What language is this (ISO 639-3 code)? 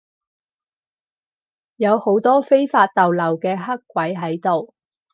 yue